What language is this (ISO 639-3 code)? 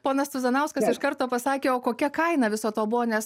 lit